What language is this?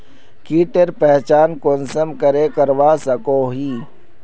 Magahi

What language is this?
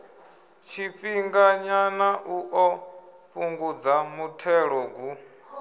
Venda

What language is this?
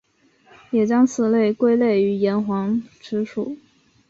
Chinese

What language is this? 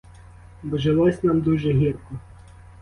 Ukrainian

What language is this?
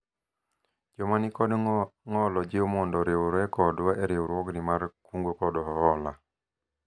Luo (Kenya and Tanzania)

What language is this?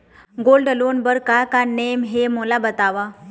Chhattisgarhi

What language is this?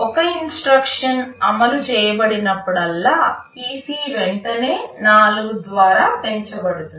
Telugu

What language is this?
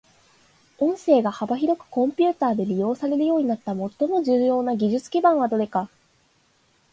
Japanese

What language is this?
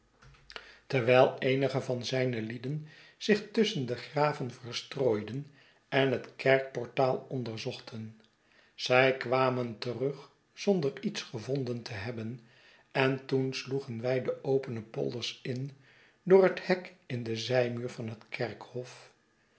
Dutch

